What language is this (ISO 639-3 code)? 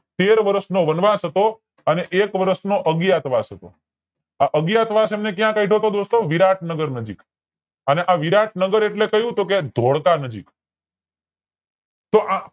guj